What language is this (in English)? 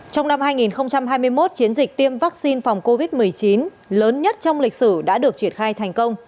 Vietnamese